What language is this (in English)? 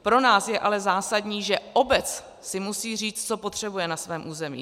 Czech